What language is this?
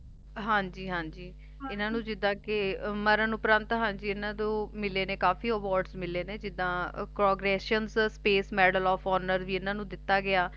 Punjabi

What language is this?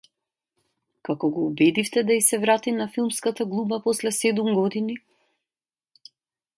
Macedonian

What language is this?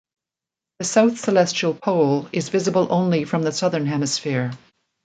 English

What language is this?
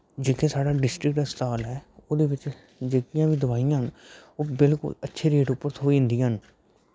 Dogri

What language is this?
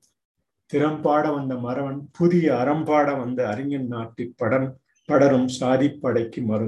Tamil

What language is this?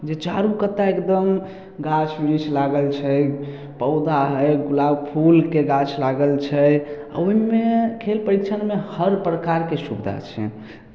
Maithili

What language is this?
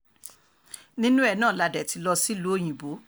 Yoruba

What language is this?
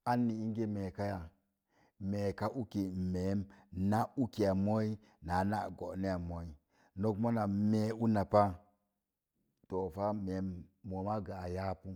Mom Jango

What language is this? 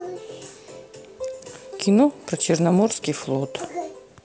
Russian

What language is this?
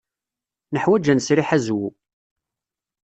Kabyle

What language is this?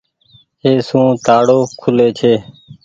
Goaria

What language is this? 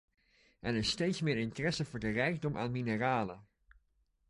Dutch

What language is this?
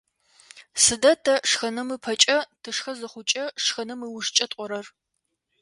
Adyghe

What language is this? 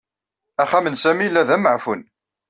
Kabyle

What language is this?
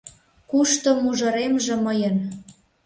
Mari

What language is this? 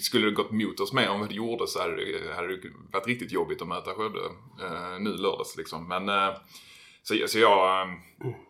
Swedish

